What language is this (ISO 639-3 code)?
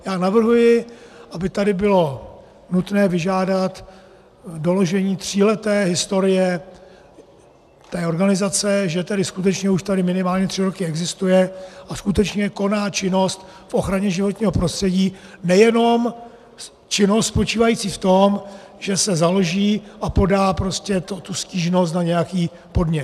ces